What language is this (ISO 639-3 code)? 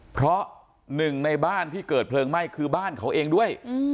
tha